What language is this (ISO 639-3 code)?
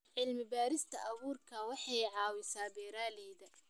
som